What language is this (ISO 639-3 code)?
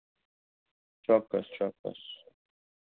guj